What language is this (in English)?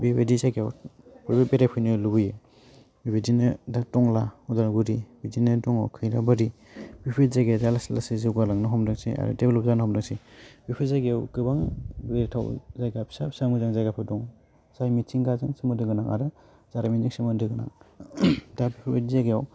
Bodo